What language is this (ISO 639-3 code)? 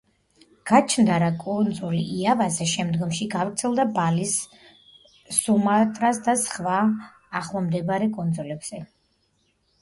kat